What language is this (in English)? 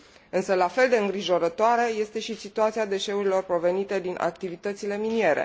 Romanian